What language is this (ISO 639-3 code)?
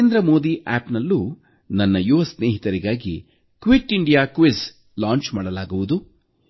kan